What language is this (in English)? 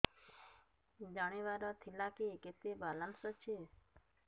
Odia